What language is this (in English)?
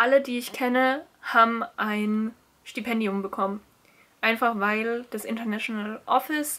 German